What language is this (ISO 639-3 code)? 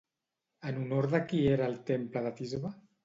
cat